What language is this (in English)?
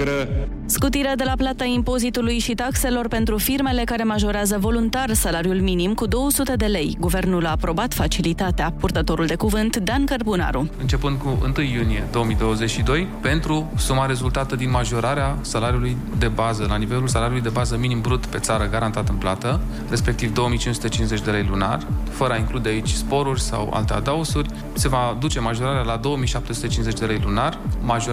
Romanian